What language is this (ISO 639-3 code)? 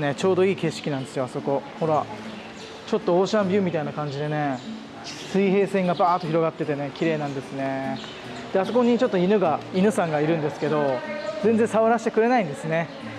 jpn